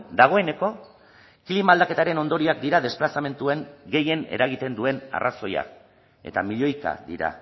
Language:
Basque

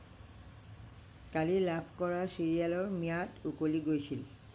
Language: Assamese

